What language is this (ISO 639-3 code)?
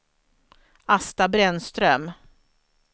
swe